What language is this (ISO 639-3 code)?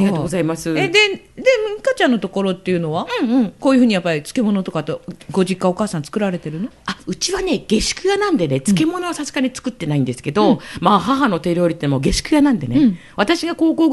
jpn